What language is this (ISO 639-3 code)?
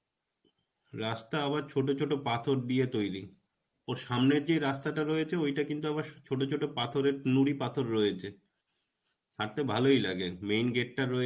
ben